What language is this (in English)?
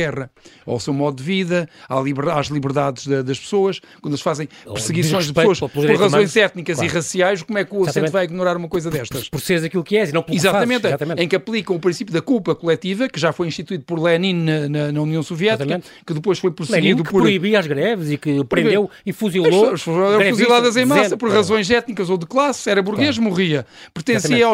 Portuguese